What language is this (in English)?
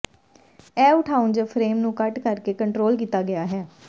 Punjabi